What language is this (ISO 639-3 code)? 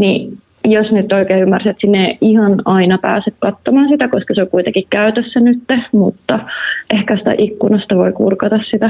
fin